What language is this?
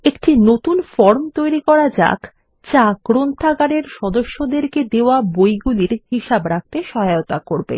Bangla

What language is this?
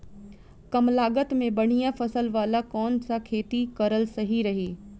Bhojpuri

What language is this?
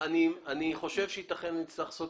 Hebrew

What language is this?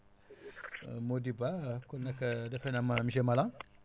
Wolof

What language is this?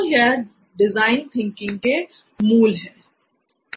Hindi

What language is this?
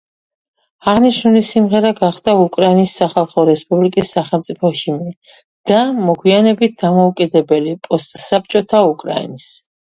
Georgian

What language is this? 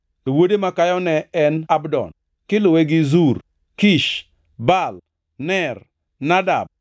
Luo (Kenya and Tanzania)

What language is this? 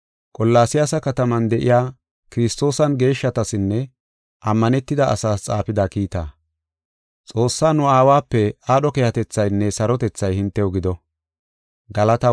Gofa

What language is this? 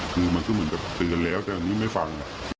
Thai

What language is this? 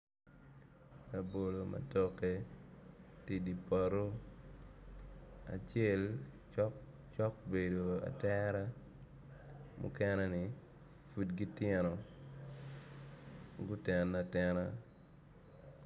Acoli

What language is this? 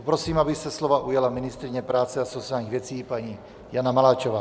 Czech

